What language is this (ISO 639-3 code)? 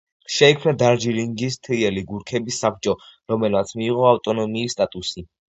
kat